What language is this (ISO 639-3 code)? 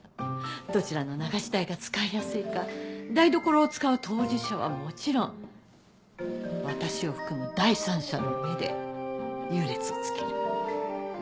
jpn